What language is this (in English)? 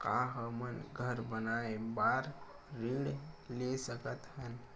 Chhattisgarhi